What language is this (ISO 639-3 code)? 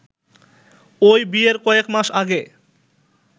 ben